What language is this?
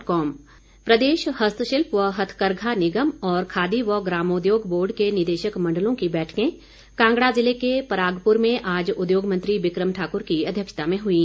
Hindi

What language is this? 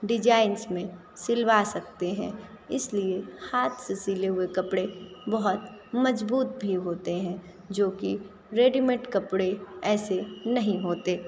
Hindi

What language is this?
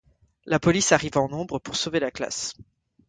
French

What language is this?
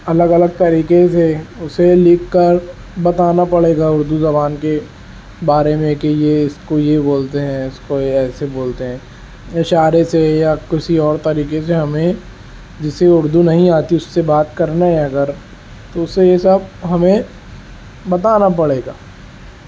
Urdu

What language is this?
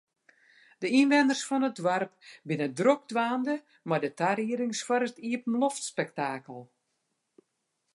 Western Frisian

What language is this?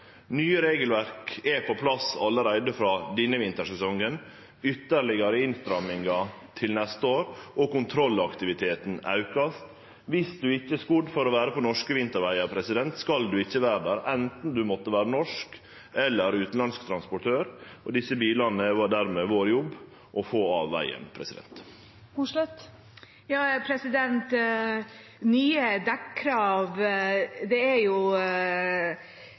Norwegian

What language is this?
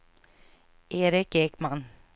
Swedish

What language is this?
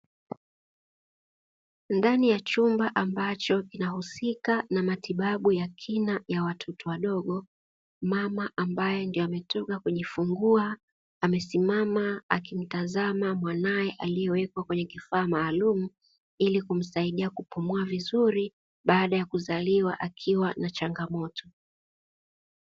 Swahili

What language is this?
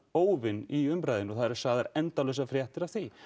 Icelandic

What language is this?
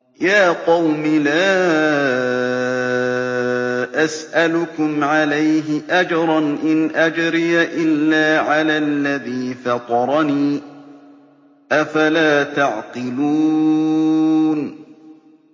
Arabic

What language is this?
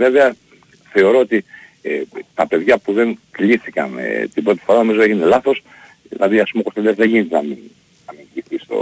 Greek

